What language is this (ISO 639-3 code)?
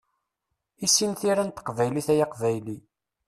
kab